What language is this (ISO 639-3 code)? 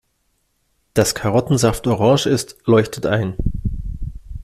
deu